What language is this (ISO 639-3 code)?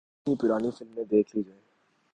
urd